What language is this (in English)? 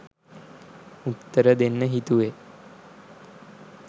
Sinhala